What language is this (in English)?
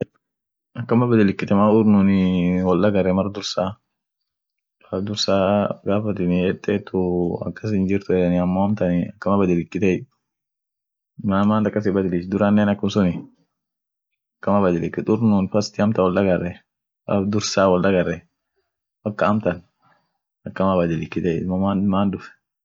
Orma